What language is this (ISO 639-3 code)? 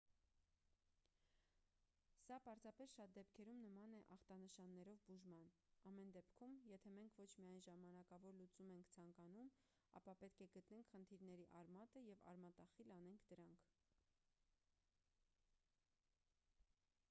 hye